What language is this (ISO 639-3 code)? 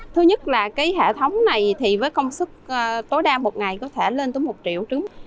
vie